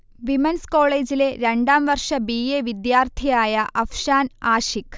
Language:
Malayalam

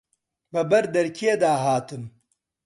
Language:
Central Kurdish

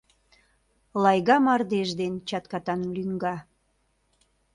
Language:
Mari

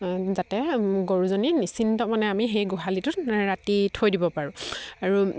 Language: Assamese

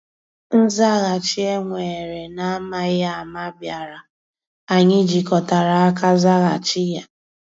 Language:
Igbo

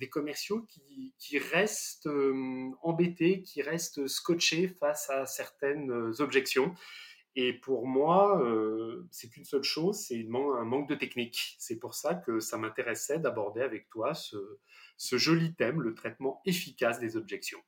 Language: French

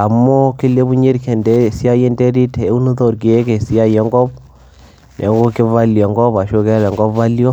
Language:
Masai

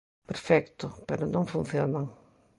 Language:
Galician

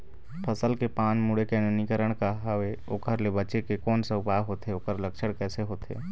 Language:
Chhattisgarhi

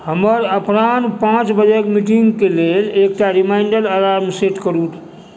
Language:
Maithili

